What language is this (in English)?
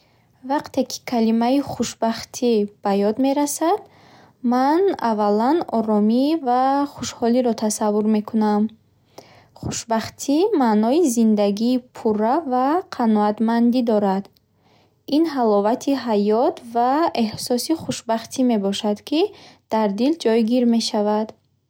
Bukharic